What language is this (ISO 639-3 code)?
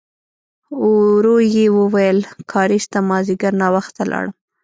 pus